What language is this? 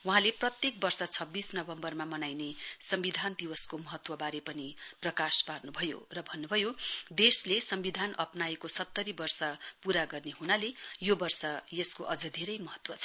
Nepali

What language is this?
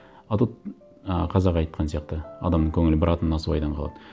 Kazakh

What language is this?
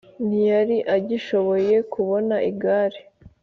Kinyarwanda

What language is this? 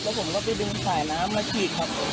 Thai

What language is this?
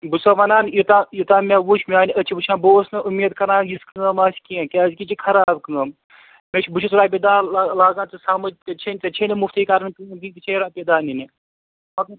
Kashmiri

